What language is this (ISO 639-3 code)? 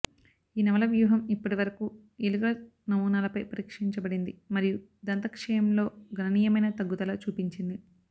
tel